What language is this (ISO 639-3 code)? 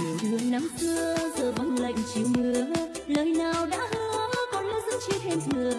vie